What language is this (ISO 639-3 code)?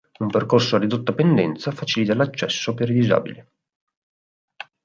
ita